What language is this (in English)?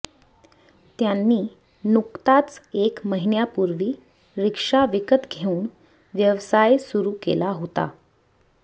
Marathi